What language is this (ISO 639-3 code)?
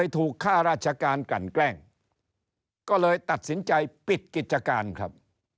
tha